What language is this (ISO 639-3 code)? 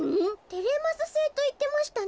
jpn